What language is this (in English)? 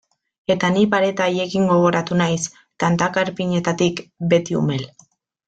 Basque